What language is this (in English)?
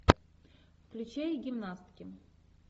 Russian